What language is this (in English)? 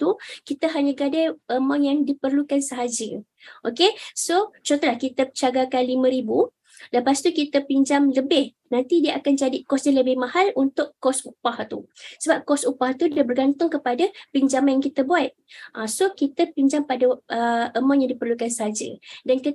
Malay